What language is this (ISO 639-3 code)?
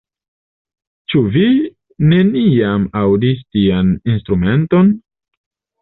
epo